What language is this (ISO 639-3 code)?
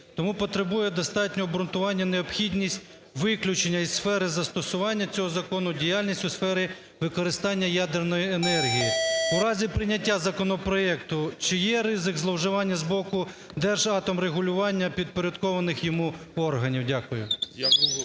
ukr